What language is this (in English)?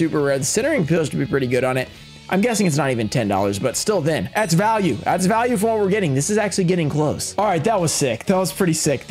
English